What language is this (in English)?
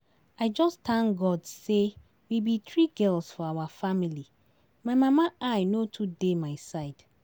Nigerian Pidgin